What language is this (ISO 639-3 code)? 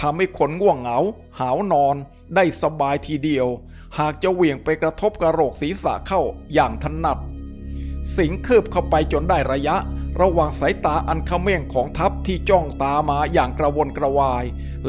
tha